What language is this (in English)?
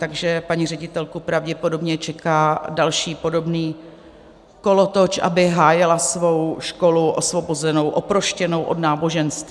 Czech